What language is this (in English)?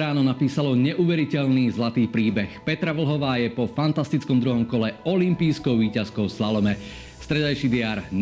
Slovak